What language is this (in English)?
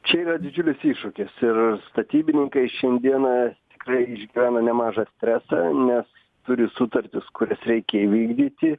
Lithuanian